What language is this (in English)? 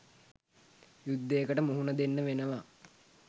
Sinhala